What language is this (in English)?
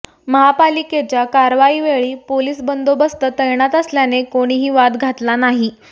Marathi